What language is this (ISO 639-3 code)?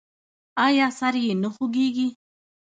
pus